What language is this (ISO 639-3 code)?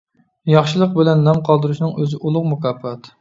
uig